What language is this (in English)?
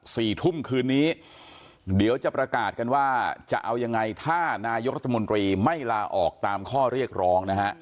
Thai